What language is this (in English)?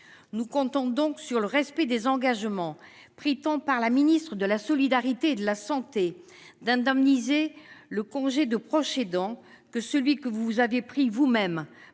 French